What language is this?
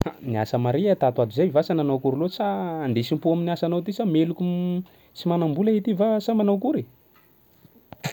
Sakalava Malagasy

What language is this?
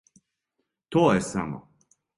Serbian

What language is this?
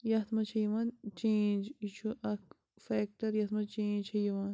Kashmiri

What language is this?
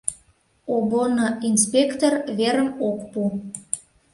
Mari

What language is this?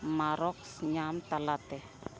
Santali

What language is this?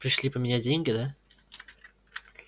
Russian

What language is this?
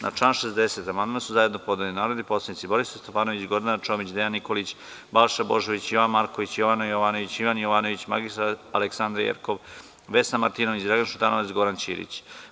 Serbian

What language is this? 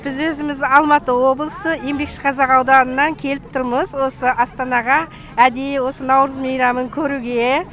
Kazakh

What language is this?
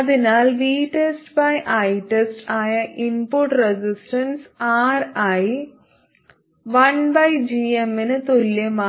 Malayalam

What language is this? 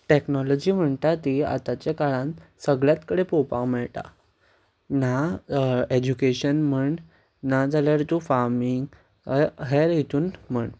Konkani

